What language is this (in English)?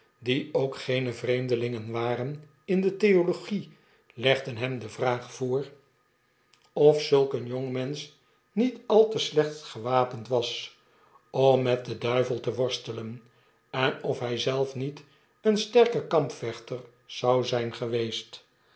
Dutch